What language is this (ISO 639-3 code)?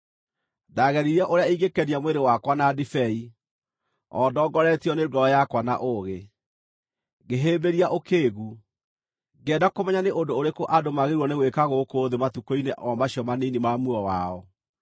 kik